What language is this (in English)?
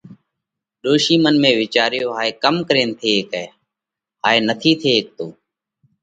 Parkari Koli